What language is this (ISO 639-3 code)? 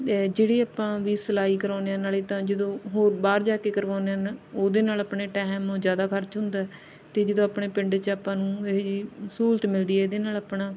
pan